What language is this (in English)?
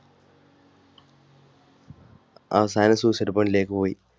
Malayalam